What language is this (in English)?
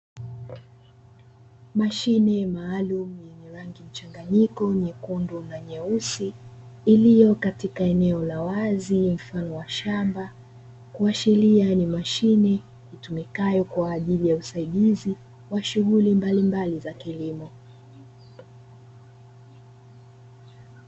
Swahili